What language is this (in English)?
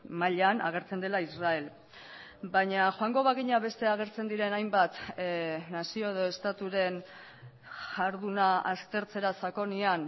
Basque